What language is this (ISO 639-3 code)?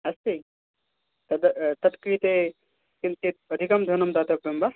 san